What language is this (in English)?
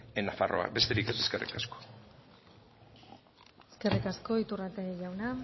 Basque